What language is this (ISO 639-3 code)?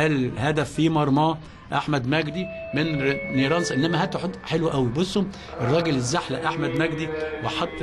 ara